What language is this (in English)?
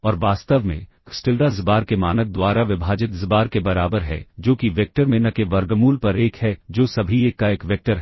Hindi